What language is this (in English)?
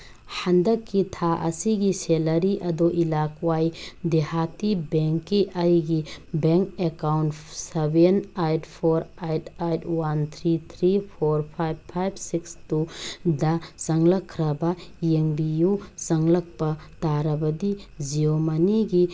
Manipuri